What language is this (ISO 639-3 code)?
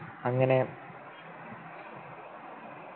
mal